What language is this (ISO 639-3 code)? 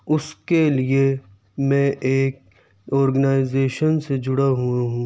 urd